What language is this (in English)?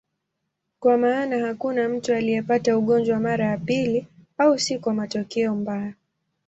Swahili